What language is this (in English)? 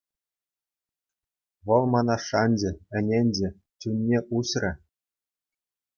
Chuvash